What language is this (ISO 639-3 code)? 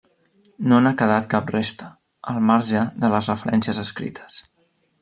cat